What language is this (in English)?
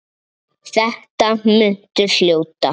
Icelandic